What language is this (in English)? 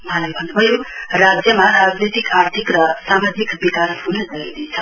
Nepali